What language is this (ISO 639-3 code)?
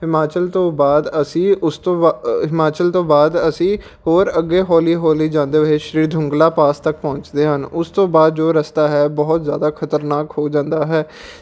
pan